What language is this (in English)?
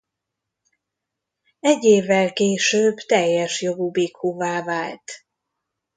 Hungarian